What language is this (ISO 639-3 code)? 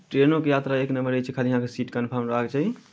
mai